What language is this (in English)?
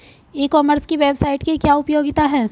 Hindi